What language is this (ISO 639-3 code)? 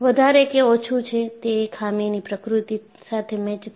guj